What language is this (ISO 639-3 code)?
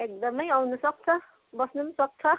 nep